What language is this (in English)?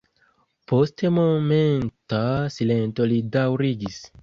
Esperanto